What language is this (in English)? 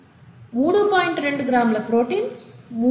Telugu